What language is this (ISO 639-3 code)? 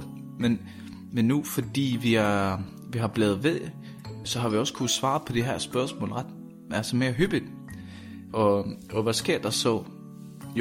dan